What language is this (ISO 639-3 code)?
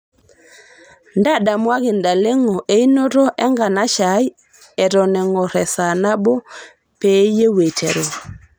mas